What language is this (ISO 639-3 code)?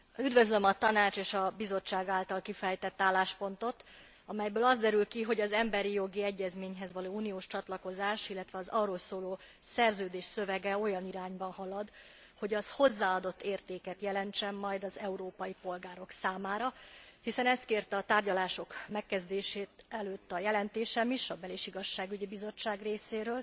hun